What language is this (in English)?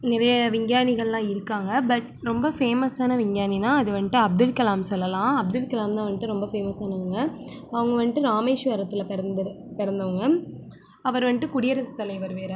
Tamil